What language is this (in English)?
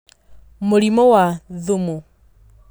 Kikuyu